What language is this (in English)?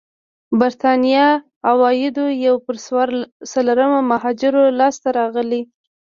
Pashto